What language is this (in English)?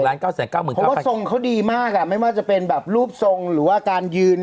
Thai